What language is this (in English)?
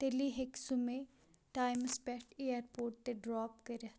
Kashmiri